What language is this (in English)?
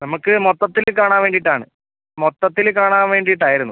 Malayalam